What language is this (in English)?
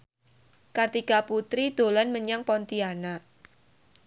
Javanese